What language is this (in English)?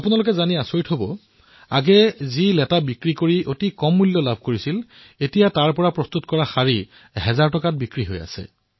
Assamese